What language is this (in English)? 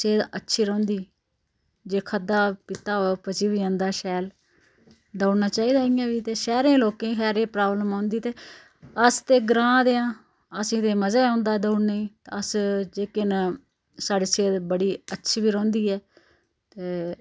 Dogri